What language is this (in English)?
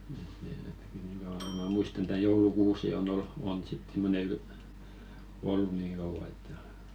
Finnish